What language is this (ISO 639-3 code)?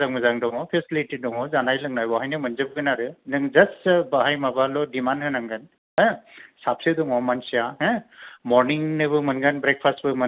brx